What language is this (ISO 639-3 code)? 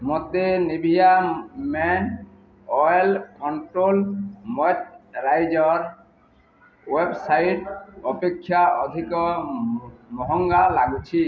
ori